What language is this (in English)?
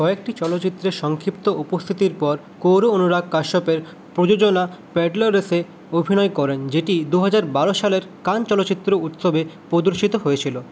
Bangla